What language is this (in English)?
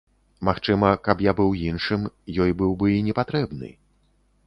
Belarusian